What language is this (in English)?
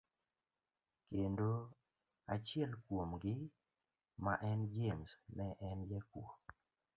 Luo (Kenya and Tanzania)